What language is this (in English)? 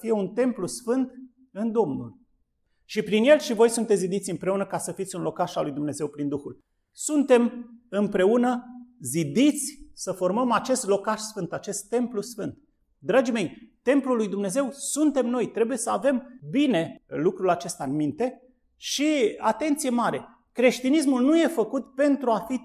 Romanian